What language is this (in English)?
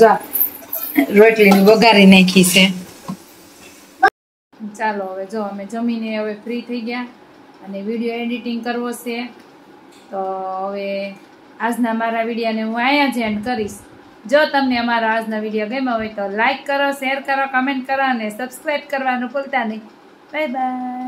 Gujarati